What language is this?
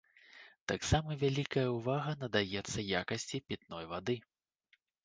Belarusian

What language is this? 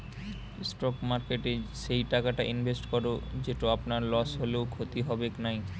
Bangla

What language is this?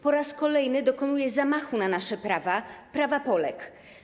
Polish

